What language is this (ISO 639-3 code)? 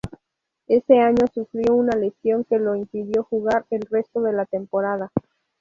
spa